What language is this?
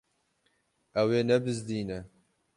Kurdish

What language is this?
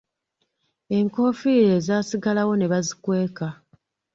Ganda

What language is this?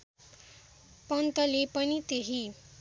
Nepali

